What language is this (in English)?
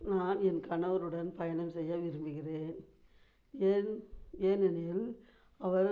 Tamil